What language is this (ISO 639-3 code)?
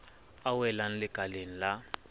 sot